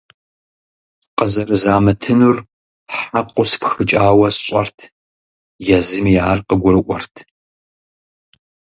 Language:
Kabardian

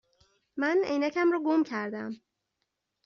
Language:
Persian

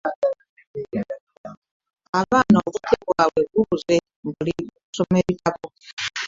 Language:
Ganda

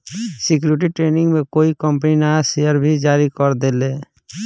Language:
Bhojpuri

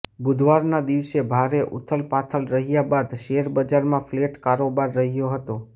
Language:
Gujarati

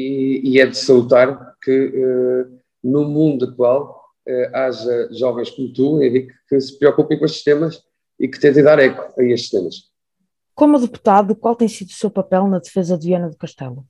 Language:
Portuguese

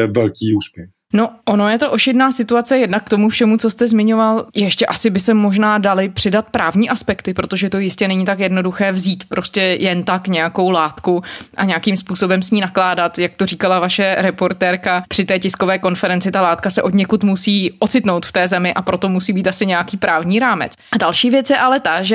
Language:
Czech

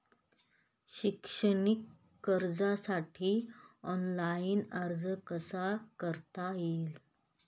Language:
Marathi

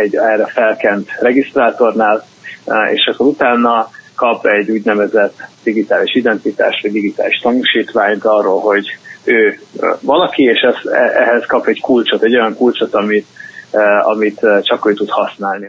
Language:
Hungarian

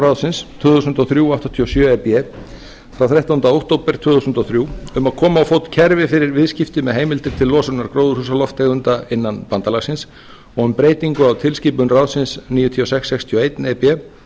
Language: Icelandic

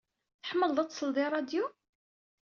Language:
Kabyle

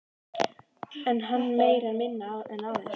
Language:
Icelandic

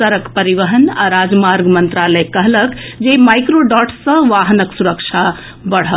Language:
Maithili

